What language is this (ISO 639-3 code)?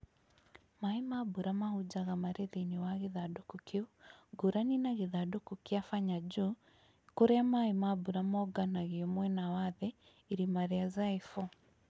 kik